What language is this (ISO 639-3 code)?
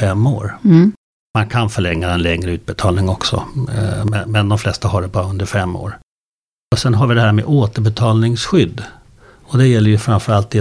swe